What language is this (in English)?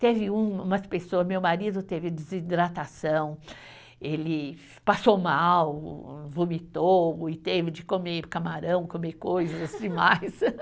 Portuguese